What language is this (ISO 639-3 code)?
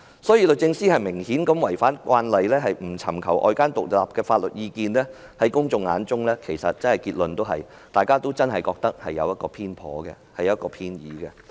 yue